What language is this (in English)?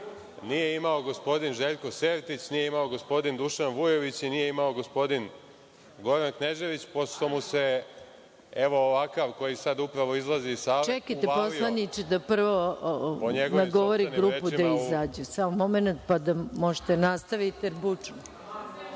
Serbian